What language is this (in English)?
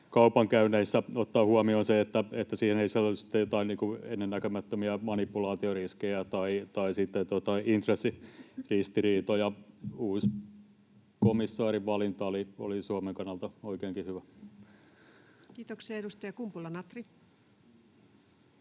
Finnish